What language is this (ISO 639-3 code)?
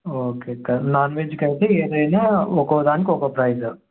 tel